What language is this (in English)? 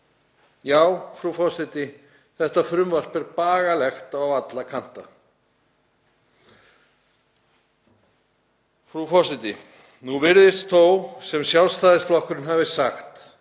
Icelandic